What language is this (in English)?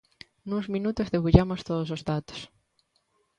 Galician